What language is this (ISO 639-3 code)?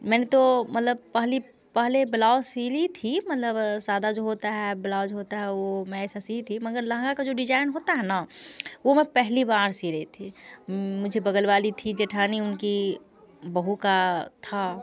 hin